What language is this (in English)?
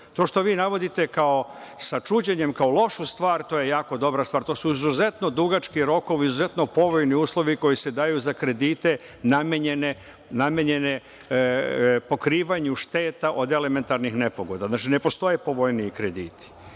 Serbian